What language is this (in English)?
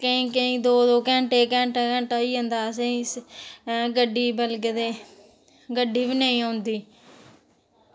Dogri